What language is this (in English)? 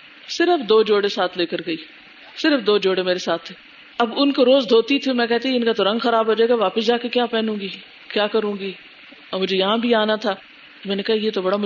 Urdu